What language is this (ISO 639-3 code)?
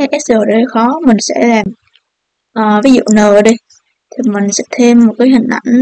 vie